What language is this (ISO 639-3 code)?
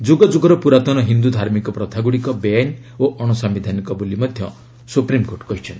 ori